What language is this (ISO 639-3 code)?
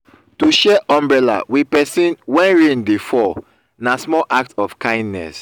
pcm